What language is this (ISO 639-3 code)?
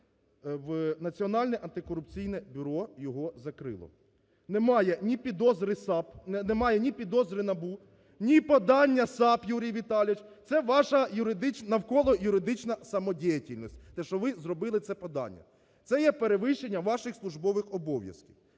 ukr